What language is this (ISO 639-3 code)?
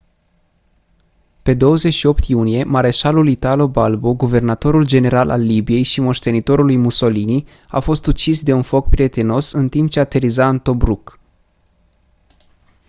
ron